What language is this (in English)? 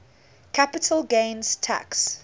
English